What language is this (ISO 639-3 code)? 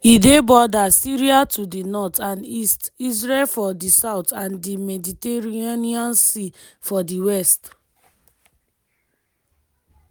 pcm